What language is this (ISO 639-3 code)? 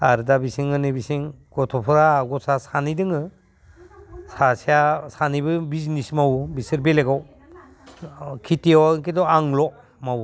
brx